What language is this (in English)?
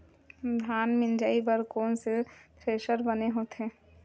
Chhattisgarhi